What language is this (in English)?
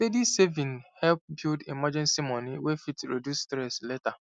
Nigerian Pidgin